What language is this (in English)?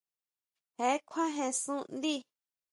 Huautla Mazatec